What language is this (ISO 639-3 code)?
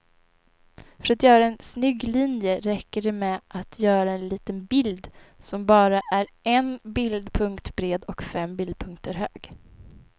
swe